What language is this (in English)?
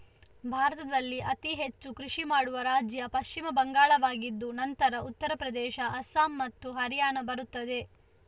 Kannada